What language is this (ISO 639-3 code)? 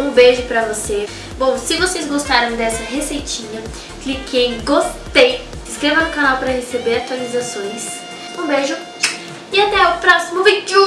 por